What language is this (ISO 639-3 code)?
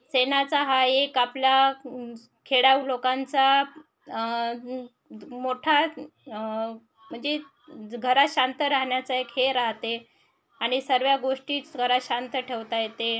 mar